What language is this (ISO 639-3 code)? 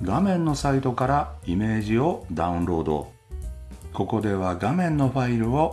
jpn